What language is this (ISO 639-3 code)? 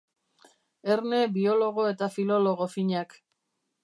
eus